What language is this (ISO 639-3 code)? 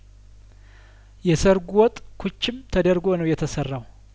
amh